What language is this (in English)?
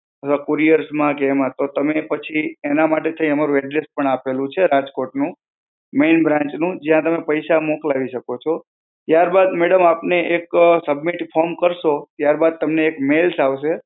Gujarati